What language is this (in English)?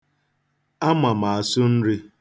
Igbo